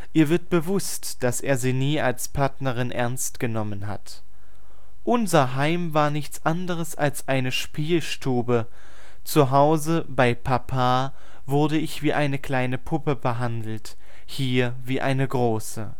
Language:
German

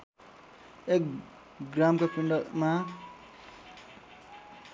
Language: Nepali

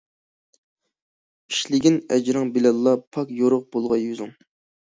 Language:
Uyghur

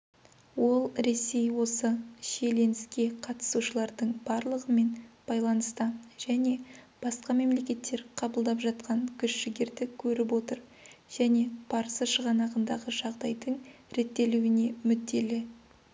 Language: Kazakh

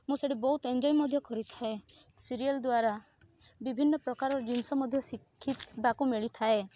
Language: Odia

